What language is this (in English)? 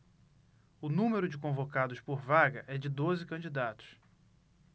Portuguese